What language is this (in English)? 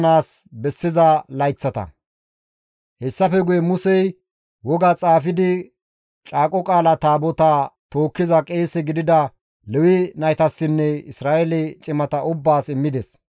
Gamo